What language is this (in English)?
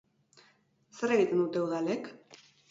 Basque